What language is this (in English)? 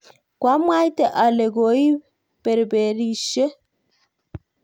Kalenjin